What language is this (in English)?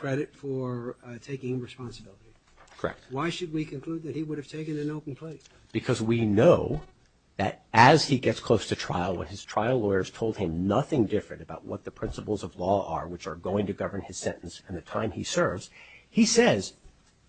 English